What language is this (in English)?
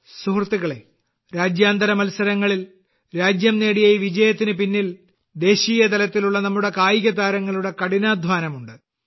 Malayalam